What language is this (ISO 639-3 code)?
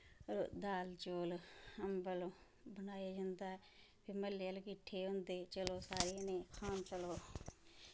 doi